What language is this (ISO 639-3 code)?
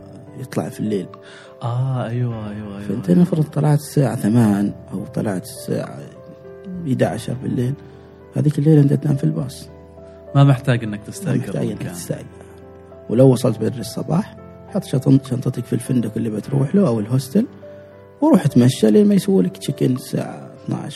ara